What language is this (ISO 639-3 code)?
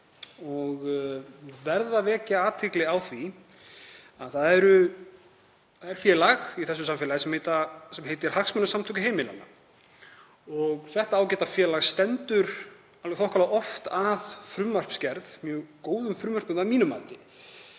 isl